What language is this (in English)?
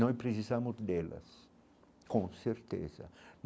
Portuguese